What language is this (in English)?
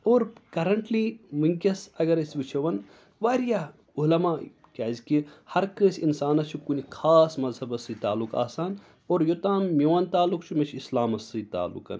Kashmiri